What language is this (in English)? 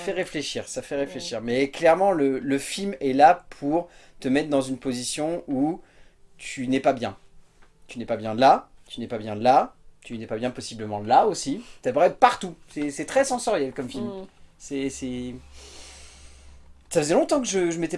French